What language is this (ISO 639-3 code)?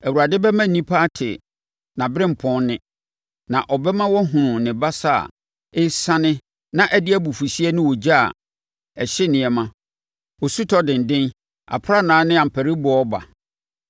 aka